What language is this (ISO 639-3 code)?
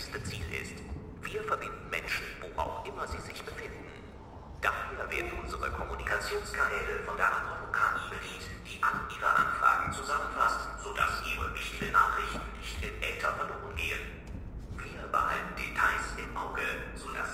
deu